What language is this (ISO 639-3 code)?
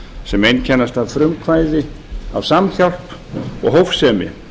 isl